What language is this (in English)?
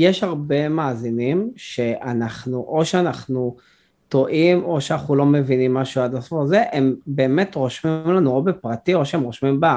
Hebrew